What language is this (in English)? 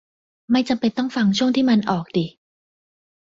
Thai